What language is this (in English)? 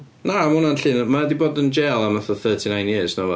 Welsh